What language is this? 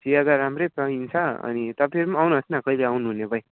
Nepali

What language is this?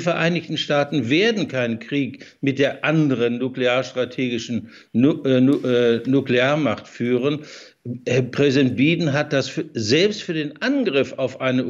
German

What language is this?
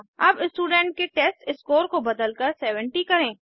Hindi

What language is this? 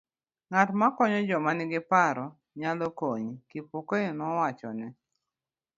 Luo (Kenya and Tanzania)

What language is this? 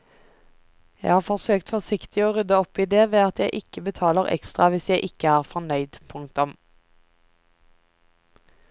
Norwegian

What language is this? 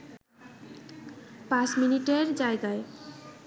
Bangla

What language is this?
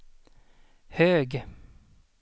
Swedish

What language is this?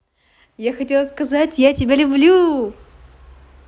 Russian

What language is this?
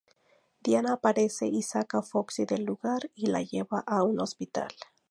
Spanish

